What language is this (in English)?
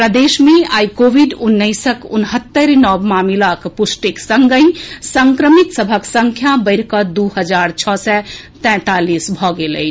Maithili